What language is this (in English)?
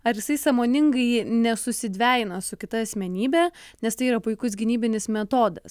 Lithuanian